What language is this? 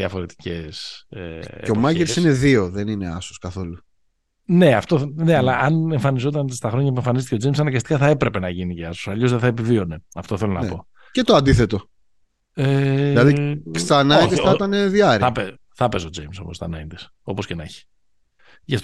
Greek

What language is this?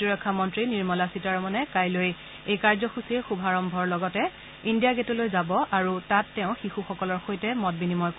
Assamese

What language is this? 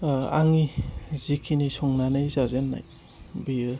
Bodo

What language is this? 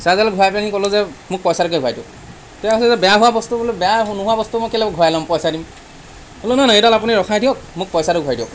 Assamese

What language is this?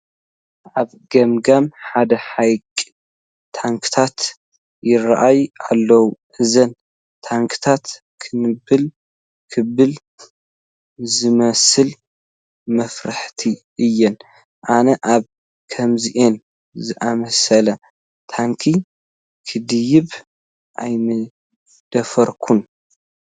Tigrinya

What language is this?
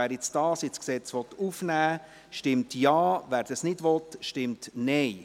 Swiss German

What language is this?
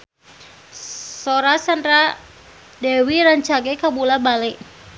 Sundanese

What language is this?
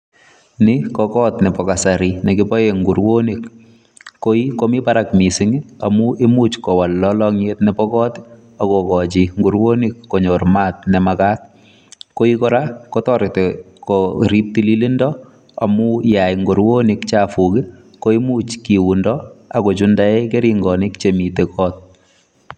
Kalenjin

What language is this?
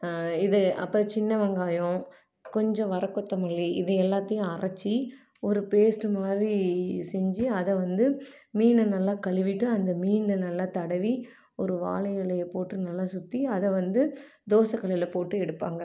Tamil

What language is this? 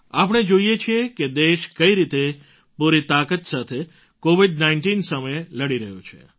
Gujarati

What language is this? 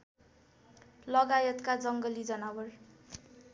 Nepali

